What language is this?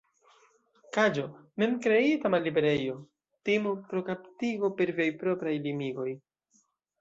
Esperanto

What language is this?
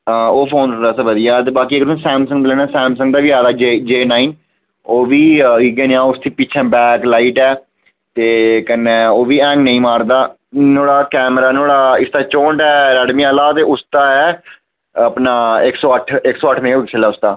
Dogri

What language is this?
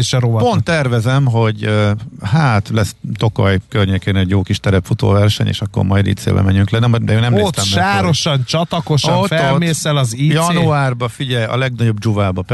Hungarian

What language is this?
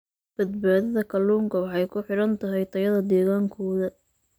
Somali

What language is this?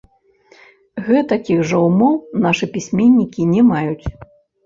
Belarusian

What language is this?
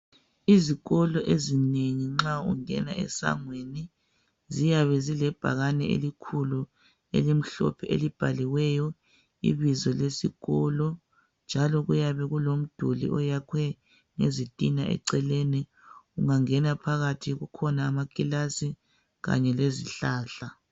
North Ndebele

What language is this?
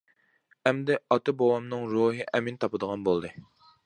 Uyghur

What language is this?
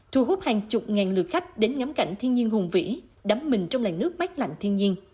Vietnamese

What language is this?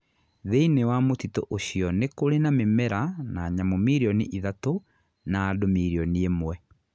Kikuyu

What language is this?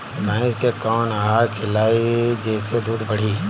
Bhojpuri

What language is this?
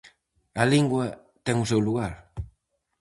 Galician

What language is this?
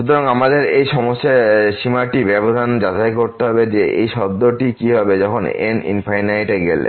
Bangla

